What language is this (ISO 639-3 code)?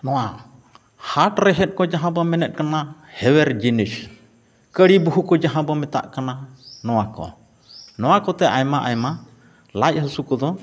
sat